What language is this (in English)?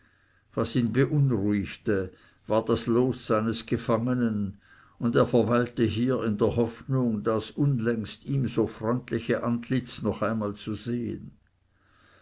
German